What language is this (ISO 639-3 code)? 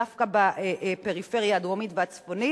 heb